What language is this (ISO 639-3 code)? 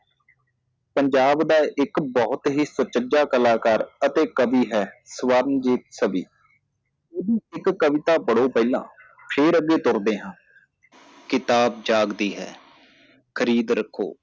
pan